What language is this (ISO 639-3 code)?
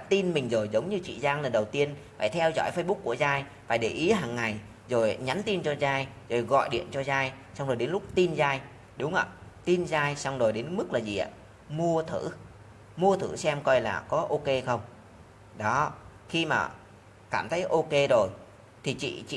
vie